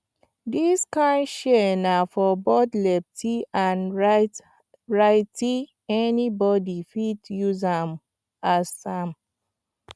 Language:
Nigerian Pidgin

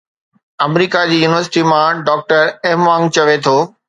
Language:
Sindhi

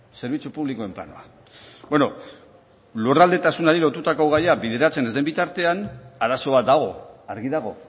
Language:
Basque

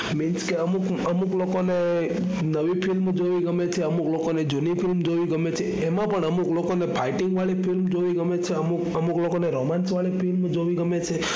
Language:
Gujarati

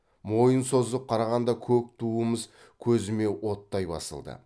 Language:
Kazakh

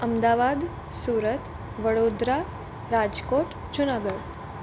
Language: Gujarati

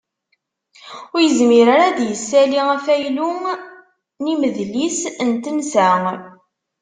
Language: Kabyle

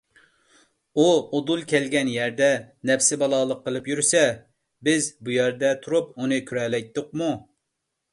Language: Uyghur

